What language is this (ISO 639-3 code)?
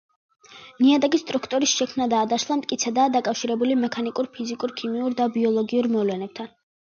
kat